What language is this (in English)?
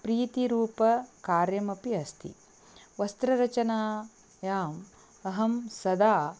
Sanskrit